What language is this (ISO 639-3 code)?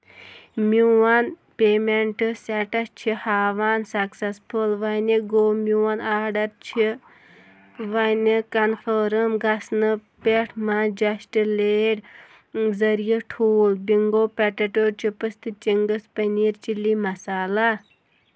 kas